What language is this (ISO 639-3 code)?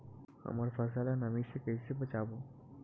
hne